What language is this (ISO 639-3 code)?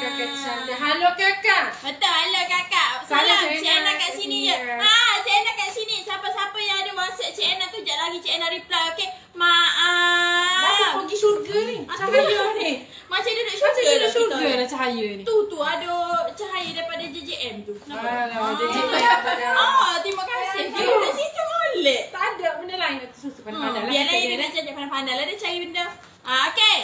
msa